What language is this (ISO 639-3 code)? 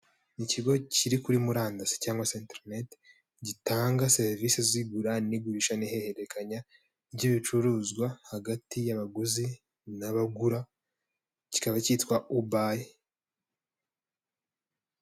kin